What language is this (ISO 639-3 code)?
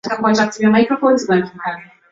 swa